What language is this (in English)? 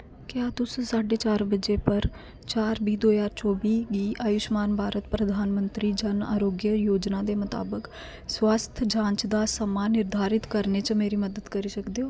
Dogri